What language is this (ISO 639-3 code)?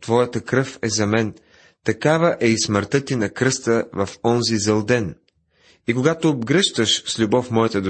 bul